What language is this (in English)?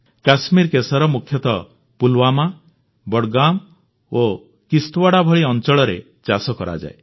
Odia